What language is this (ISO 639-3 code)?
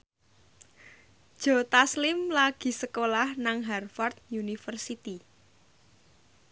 jav